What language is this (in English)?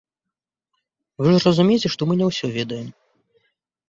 Belarusian